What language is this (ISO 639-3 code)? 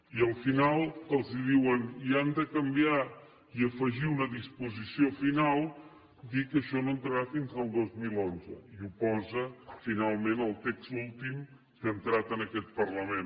cat